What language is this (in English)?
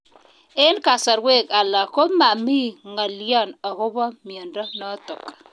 Kalenjin